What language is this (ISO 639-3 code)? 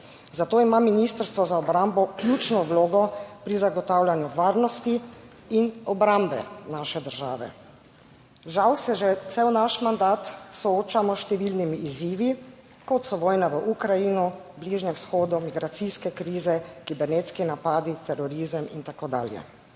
slv